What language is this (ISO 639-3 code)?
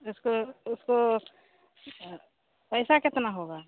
hin